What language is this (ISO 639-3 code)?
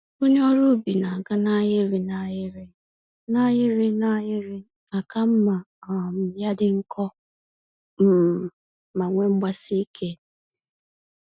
ibo